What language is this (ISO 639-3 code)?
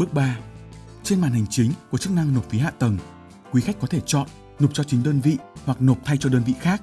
vie